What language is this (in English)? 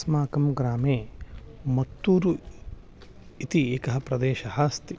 Sanskrit